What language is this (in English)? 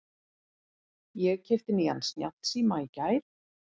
Icelandic